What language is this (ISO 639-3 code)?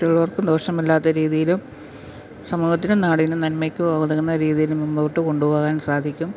mal